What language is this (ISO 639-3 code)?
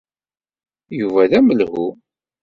kab